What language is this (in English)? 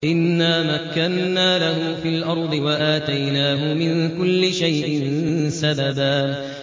Arabic